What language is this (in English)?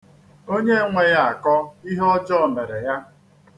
Igbo